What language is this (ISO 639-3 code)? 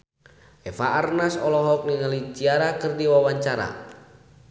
sun